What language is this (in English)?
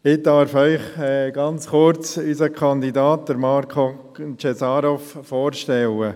Swiss German